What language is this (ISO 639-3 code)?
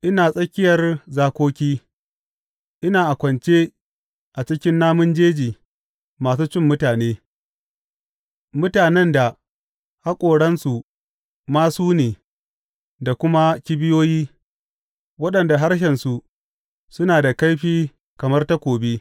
hau